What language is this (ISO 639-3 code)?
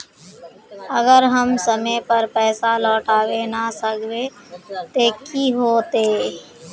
mag